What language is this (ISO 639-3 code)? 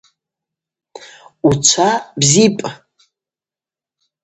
abq